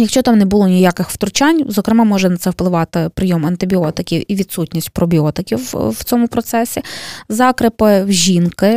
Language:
Ukrainian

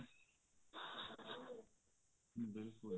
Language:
Punjabi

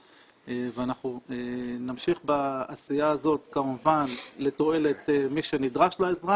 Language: Hebrew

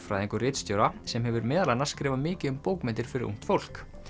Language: Icelandic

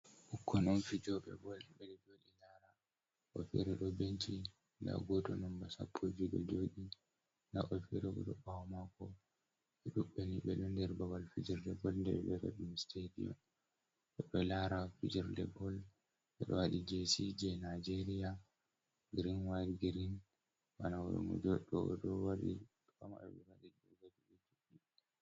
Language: Fula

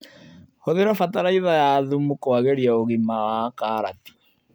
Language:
Kikuyu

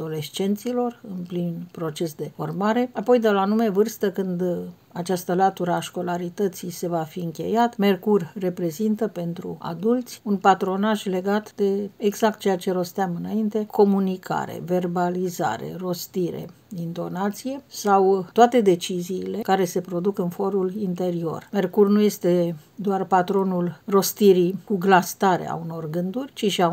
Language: Romanian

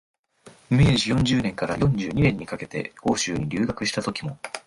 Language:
Japanese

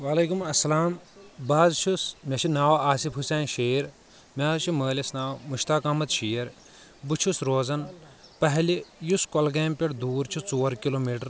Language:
Kashmiri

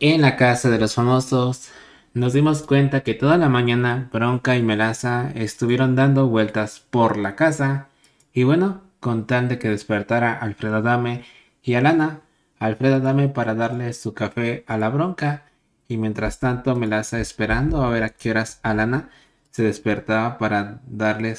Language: Spanish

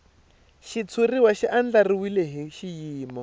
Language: Tsonga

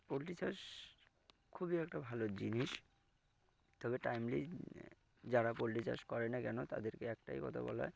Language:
Bangla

